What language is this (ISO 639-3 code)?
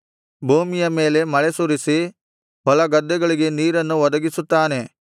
kan